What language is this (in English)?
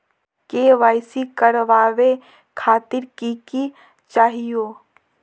Magahi